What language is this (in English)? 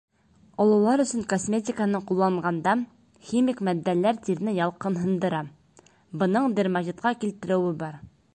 Bashkir